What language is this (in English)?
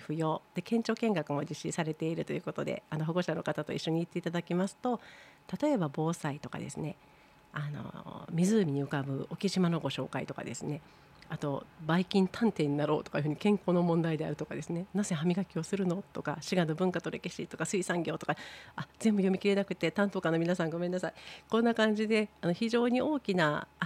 Japanese